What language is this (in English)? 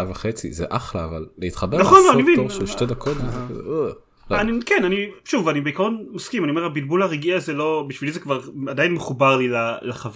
Hebrew